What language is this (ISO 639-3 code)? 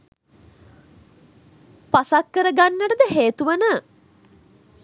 sin